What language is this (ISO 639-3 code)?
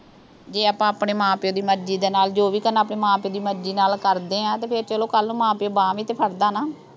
pan